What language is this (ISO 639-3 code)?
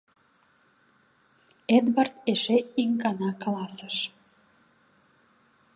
chm